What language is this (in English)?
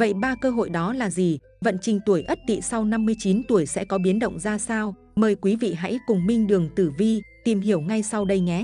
Vietnamese